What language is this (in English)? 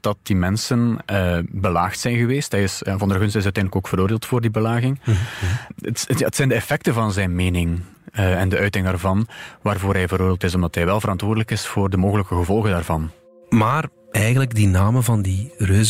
Dutch